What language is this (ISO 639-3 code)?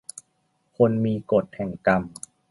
tha